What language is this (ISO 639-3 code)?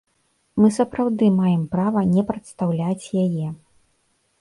bel